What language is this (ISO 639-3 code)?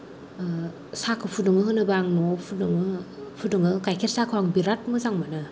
brx